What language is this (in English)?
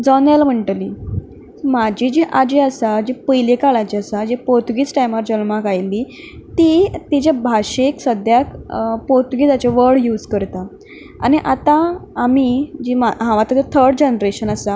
Konkani